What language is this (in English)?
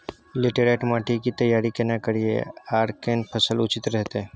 Maithili